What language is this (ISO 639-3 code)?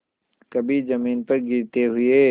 hin